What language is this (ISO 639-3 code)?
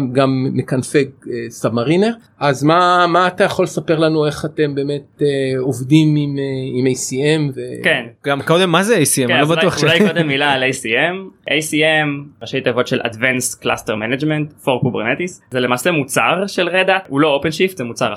heb